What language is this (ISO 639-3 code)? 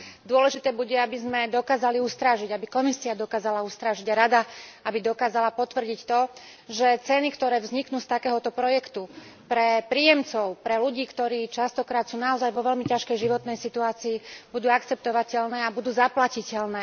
slk